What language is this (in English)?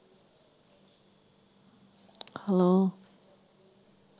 Punjabi